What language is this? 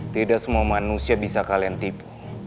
Indonesian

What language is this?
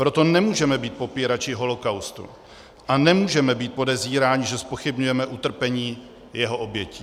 Czech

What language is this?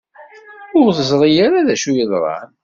Kabyle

